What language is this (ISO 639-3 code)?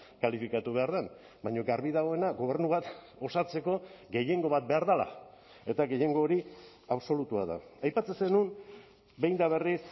eus